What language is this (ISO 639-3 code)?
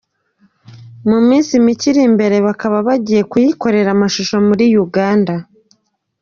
kin